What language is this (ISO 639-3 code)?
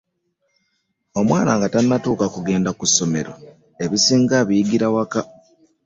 lug